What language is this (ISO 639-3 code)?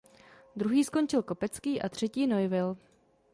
ces